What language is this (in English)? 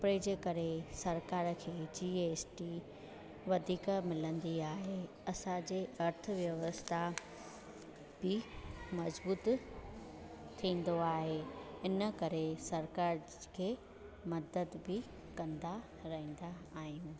Sindhi